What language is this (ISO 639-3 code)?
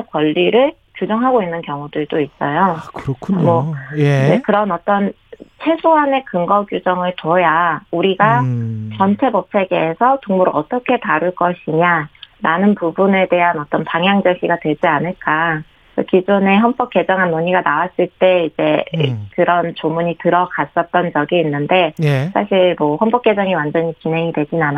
kor